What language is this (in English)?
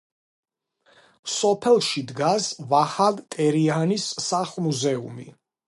Georgian